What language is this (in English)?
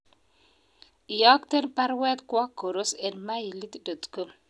Kalenjin